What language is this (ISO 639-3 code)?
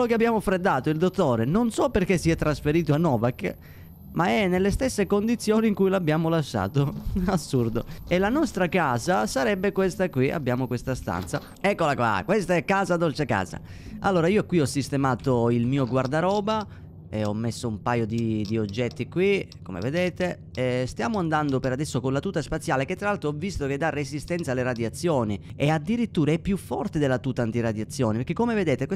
ita